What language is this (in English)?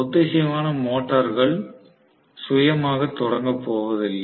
Tamil